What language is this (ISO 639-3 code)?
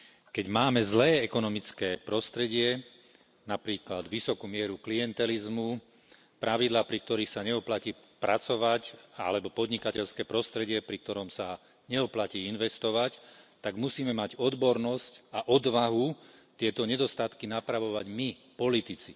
slk